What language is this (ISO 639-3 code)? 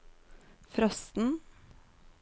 nor